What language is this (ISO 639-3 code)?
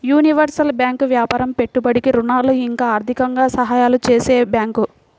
tel